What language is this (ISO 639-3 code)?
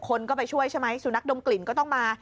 tha